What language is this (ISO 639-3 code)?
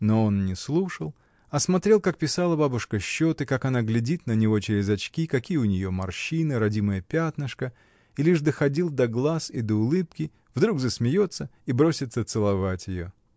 rus